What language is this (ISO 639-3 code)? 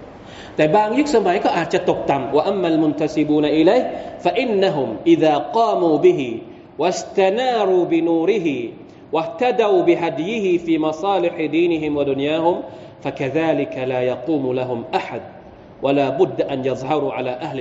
tha